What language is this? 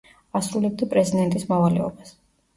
Georgian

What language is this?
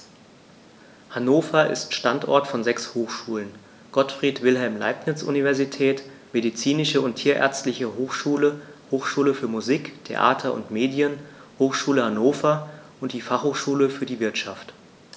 German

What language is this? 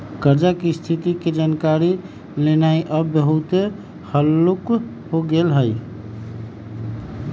Magahi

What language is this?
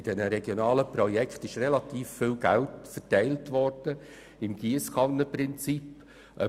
Swiss German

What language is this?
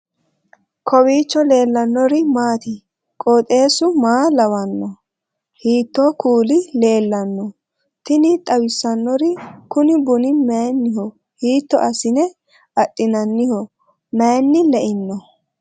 Sidamo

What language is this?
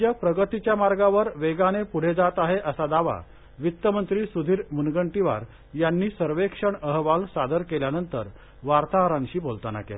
Marathi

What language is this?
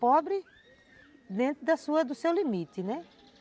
Portuguese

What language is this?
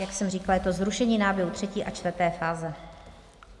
Czech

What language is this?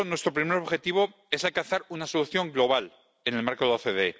Spanish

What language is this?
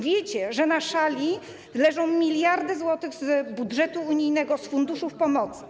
Polish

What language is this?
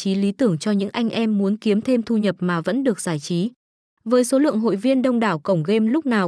Vietnamese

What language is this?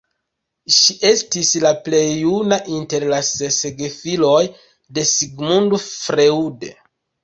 Esperanto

